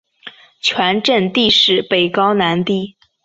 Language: Chinese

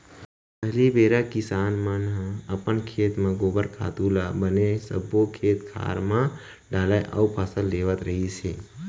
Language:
Chhattisgarhi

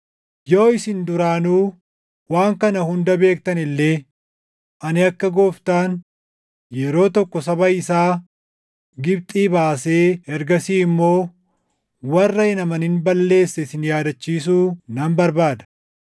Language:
Oromo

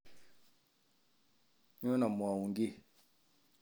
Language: Kalenjin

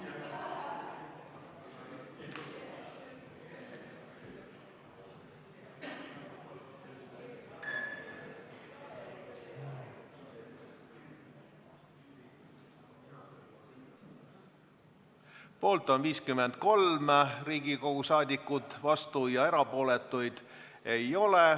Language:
Estonian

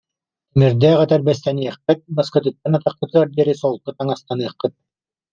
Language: Yakut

